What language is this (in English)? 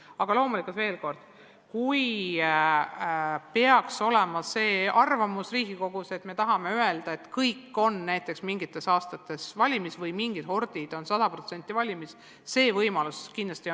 Estonian